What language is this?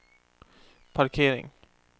Swedish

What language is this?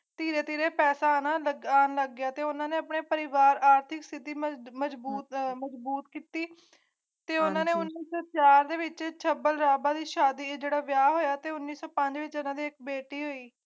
Punjabi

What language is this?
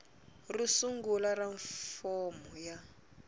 Tsonga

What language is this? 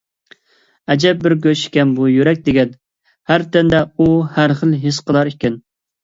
Uyghur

